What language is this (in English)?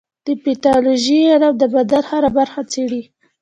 Pashto